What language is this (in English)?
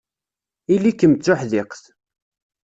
Kabyle